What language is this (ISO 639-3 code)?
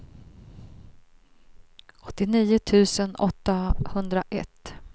swe